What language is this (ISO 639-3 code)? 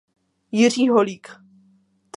ces